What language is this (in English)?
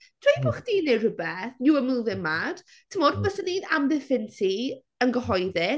Welsh